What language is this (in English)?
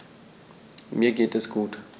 German